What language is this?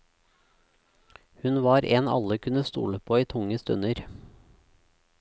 Norwegian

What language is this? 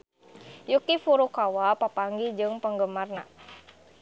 Sundanese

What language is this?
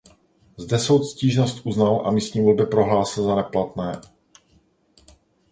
Czech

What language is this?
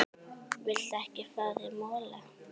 Icelandic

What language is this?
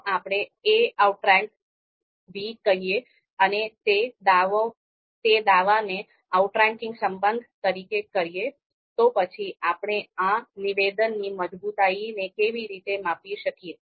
Gujarati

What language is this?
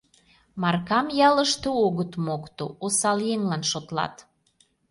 Mari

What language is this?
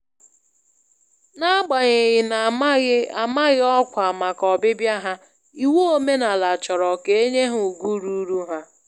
Igbo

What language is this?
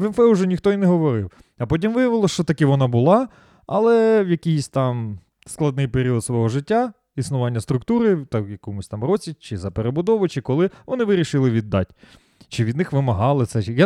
Ukrainian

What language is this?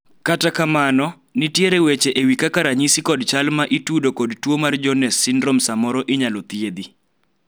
Luo (Kenya and Tanzania)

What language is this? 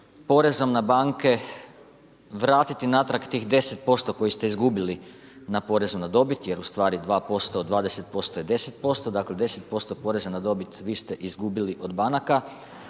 Croatian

